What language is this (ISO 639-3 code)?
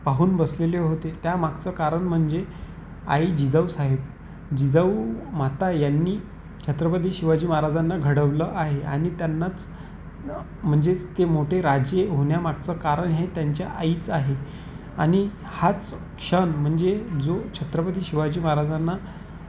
mar